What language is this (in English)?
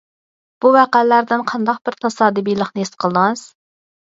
Uyghur